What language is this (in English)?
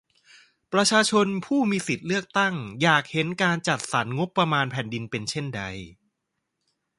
Thai